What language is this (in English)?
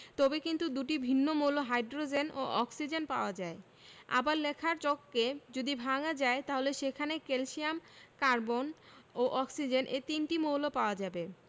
Bangla